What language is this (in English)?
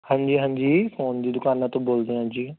Punjabi